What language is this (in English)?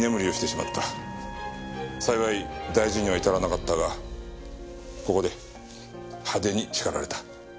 Japanese